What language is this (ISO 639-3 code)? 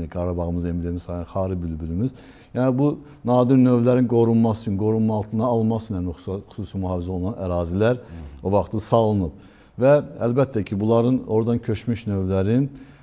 tur